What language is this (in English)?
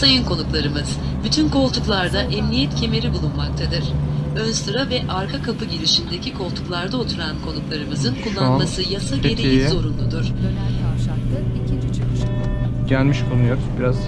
Turkish